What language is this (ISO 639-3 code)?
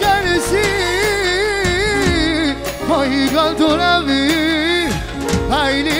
ara